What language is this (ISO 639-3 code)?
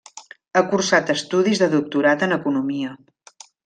cat